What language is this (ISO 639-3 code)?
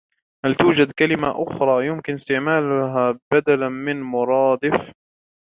ara